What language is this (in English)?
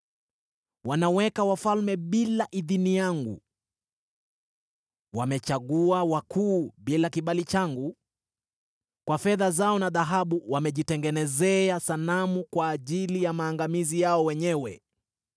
Swahili